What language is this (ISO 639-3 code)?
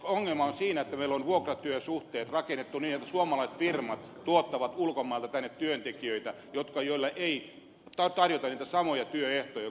fin